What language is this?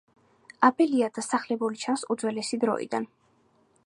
Georgian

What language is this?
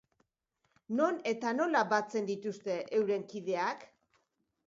Basque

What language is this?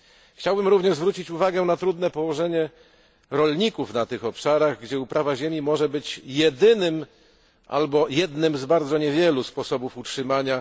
Polish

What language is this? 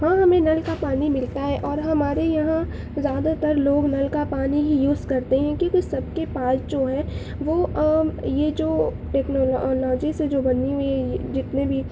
Urdu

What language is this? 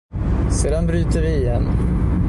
Swedish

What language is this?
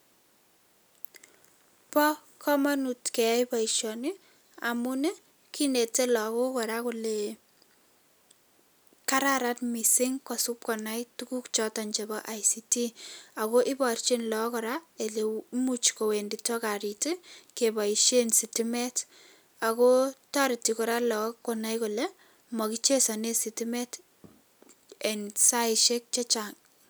Kalenjin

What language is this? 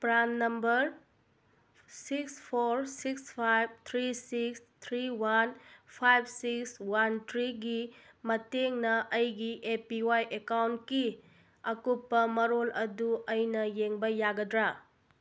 Manipuri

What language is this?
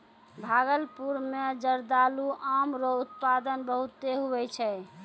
Maithili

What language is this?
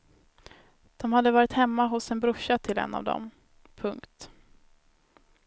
Swedish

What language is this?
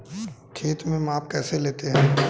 Hindi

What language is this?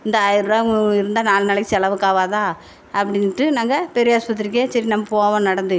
Tamil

